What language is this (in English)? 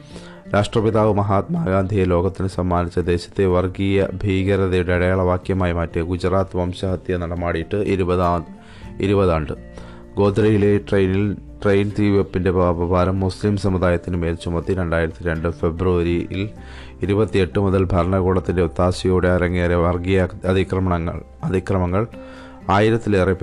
Malayalam